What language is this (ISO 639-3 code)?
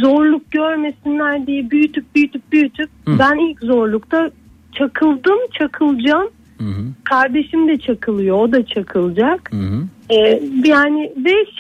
tur